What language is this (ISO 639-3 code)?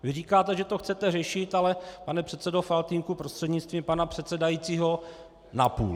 ces